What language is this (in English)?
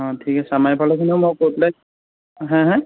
Assamese